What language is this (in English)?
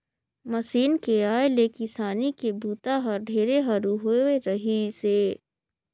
Chhattisgarhi